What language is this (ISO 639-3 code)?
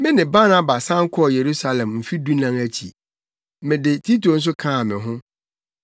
aka